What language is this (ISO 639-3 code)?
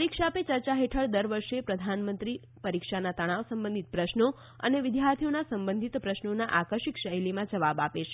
guj